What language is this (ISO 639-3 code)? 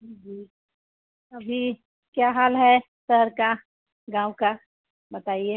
hin